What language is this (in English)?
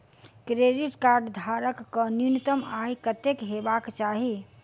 Maithili